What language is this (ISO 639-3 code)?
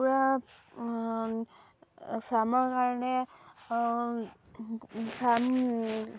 asm